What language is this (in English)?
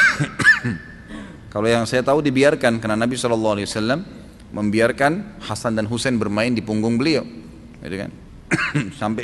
Indonesian